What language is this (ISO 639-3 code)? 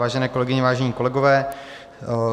ces